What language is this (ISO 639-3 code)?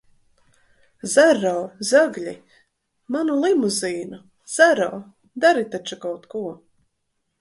lav